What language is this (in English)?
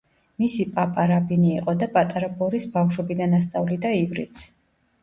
Georgian